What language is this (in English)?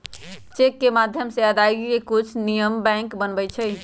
Magahi